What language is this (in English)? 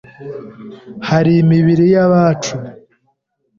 Kinyarwanda